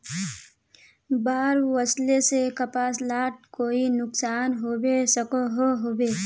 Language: Magahi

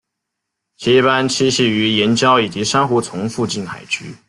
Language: Chinese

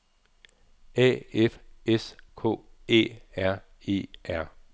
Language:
Danish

